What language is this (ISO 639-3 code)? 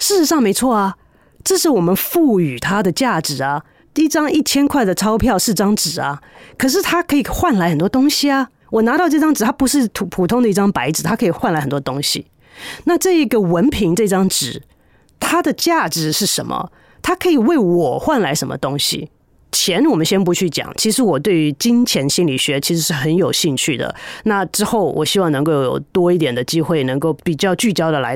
zho